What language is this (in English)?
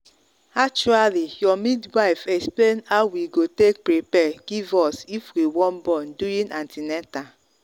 Nigerian Pidgin